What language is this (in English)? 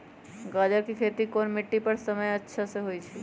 Magahi